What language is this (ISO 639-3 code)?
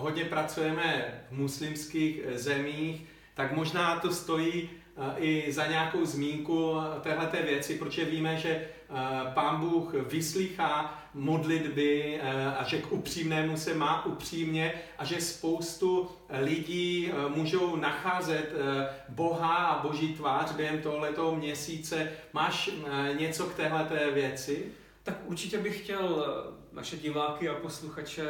ces